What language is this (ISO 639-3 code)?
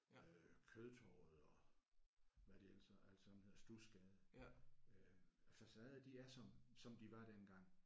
dan